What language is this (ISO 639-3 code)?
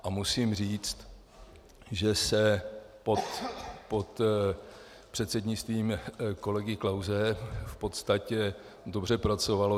ces